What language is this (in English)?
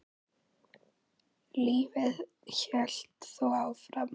Icelandic